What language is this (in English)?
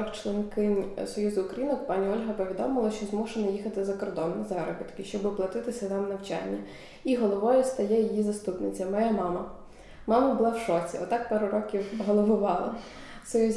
Ukrainian